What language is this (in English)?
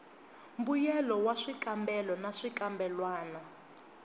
Tsonga